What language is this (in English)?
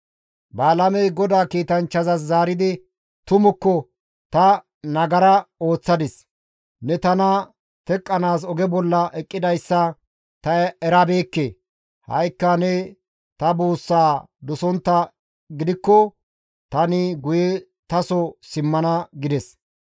Gamo